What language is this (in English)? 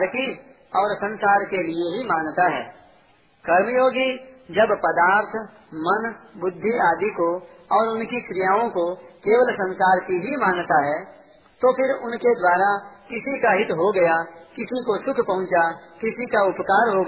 Hindi